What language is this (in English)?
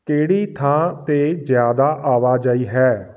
Punjabi